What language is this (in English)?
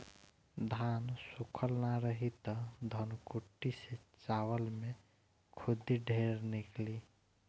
Bhojpuri